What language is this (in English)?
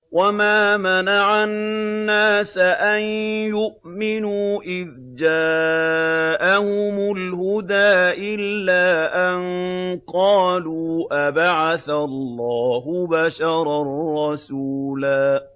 Arabic